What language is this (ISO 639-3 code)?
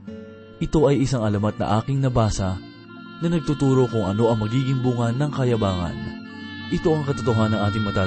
fil